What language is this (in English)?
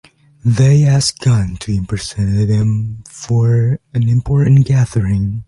English